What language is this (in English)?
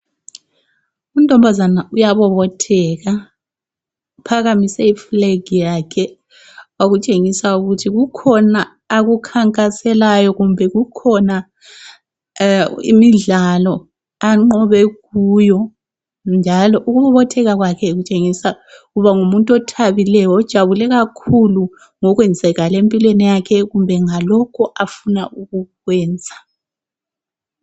North Ndebele